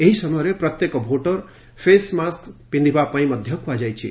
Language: Odia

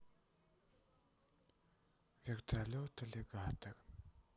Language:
Russian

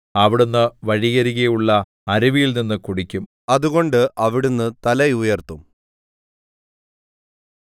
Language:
Malayalam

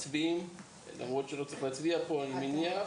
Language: Hebrew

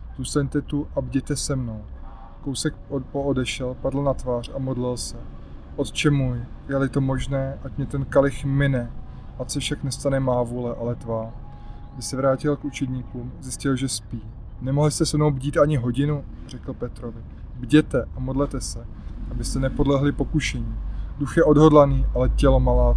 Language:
Czech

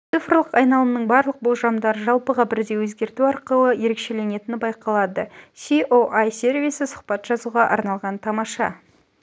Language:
Kazakh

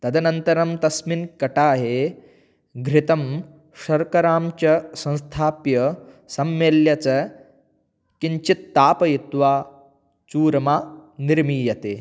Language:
Sanskrit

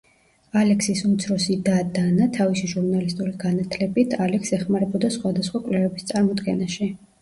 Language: Georgian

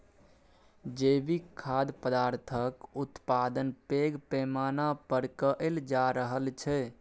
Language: Maithili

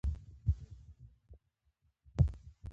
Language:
Pashto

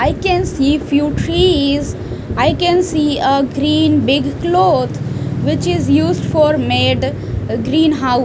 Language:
English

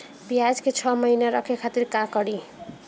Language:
Bhojpuri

